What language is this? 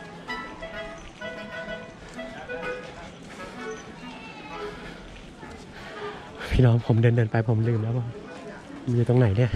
Thai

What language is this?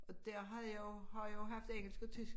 Danish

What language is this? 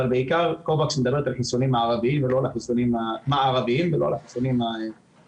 Hebrew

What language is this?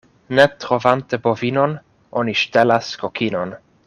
Esperanto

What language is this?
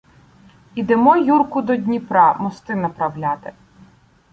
Ukrainian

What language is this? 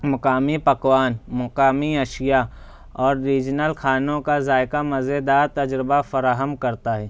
Urdu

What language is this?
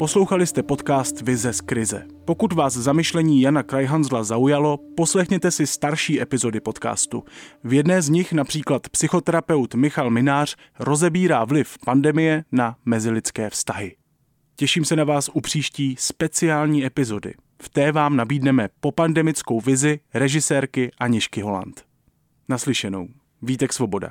Czech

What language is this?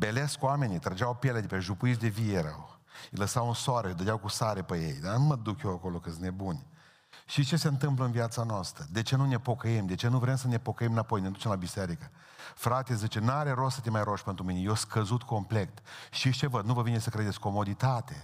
Romanian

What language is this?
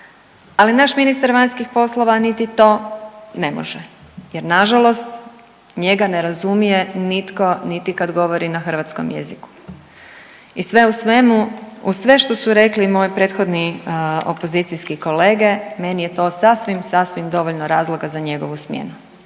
Croatian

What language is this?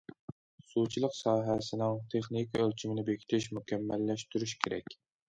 Uyghur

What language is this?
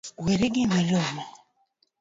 Luo (Kenya and Tanzania)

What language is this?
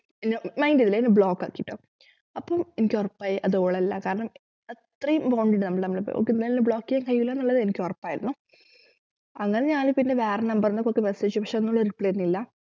Malayalam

